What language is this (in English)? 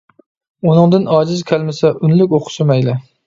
Uyghur